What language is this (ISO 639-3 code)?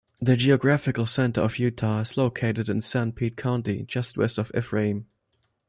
eng